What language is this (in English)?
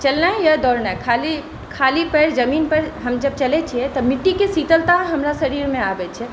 Maithili